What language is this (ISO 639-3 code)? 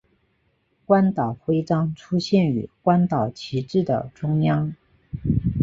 zho